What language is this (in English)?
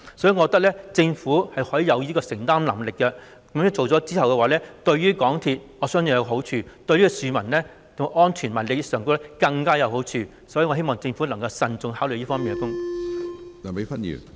Cantonese